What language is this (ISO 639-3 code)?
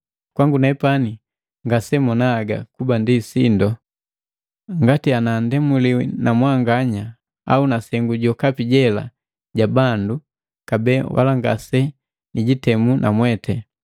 mgv